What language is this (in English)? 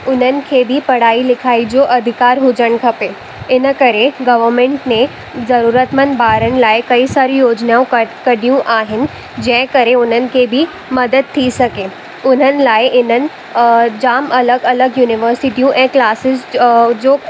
Sindhi